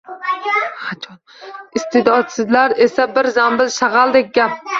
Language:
Uzbek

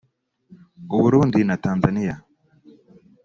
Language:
Kinyarwanda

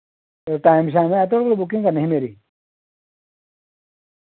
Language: Dogri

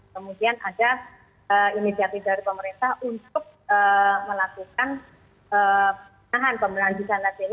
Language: Indonesian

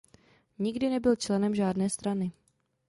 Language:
Czech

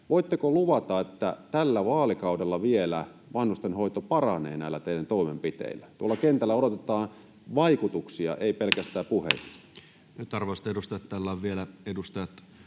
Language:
Finnish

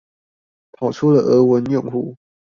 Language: Chinese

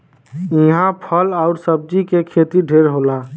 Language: Bhojpuri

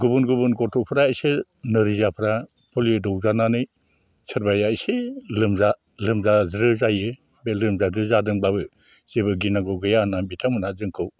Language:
Bodo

